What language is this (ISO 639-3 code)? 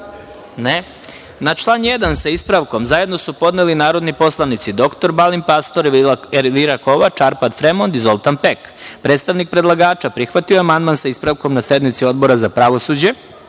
srp